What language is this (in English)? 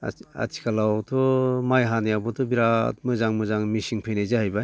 Bodo